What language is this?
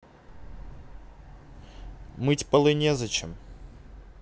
Russian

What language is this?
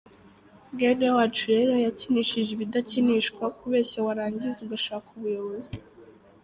Kinyarwanda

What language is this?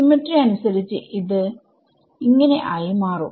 Malayalam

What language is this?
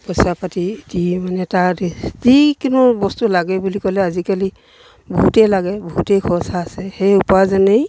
Assamese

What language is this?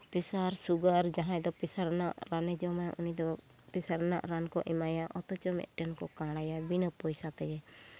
Santali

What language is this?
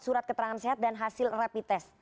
Indonesian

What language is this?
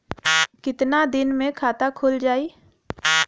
Bhojpuri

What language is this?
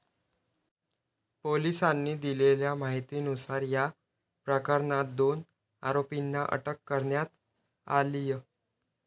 Marathi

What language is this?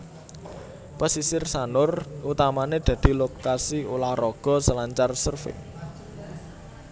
Javanese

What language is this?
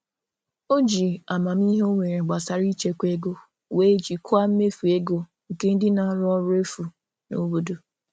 Igbo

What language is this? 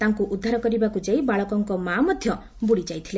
Odia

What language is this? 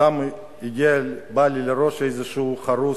Hebrew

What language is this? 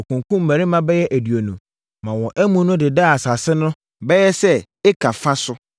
Akan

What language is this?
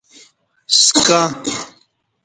Kati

